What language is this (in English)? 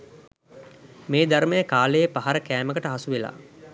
Sinhala